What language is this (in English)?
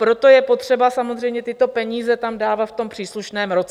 Czech